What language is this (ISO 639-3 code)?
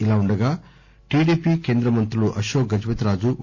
tel